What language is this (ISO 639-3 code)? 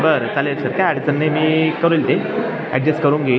mar